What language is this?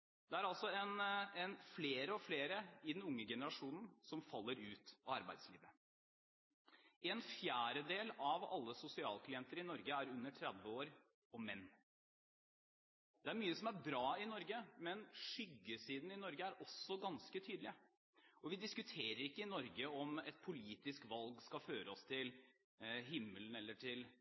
Norwegian Bokmål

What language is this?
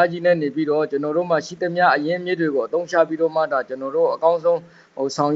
Vietnamese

